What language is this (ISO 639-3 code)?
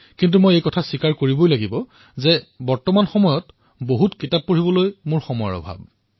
asm